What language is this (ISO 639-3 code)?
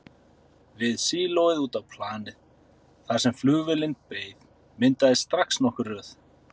isl